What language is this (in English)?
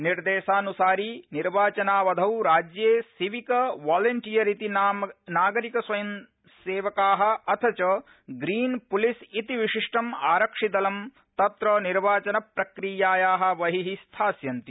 Sanskrit